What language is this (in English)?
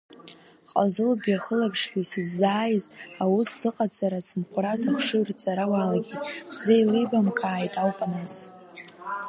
Abkhazian